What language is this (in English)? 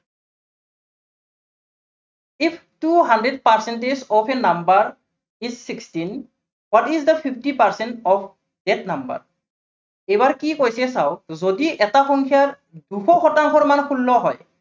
Assamese